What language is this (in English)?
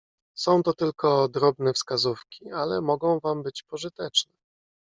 Polish